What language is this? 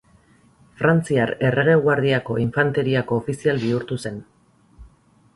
Basque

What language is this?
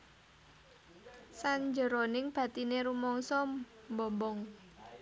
Javanese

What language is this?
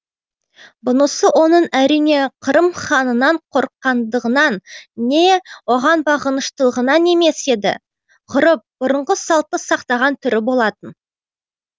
Kazakh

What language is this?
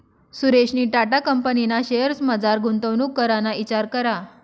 Marathi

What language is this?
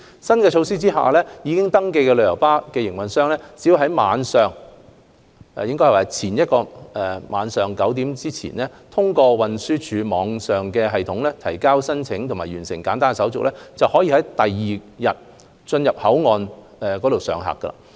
Cantonese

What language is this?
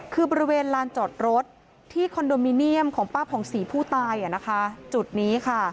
Thai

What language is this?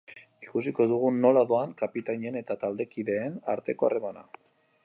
Basque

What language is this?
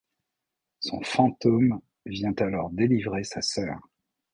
French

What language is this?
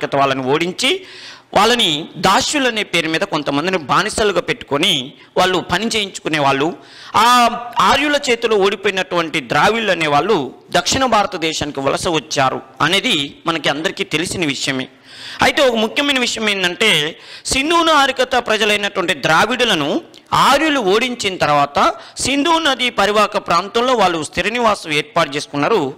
Hindi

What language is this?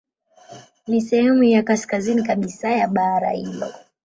Swahili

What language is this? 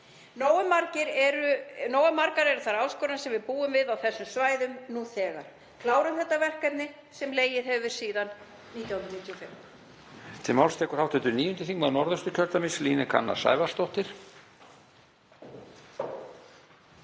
Icelandic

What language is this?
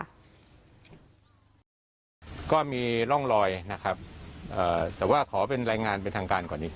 Thai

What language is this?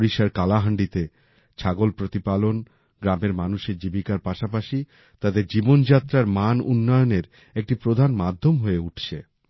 Bangla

